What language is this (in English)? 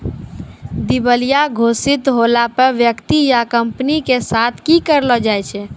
Maithili